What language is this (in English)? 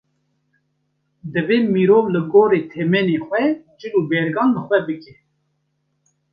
Kurdish